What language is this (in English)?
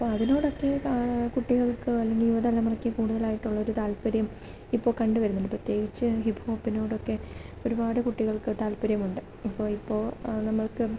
Malayalam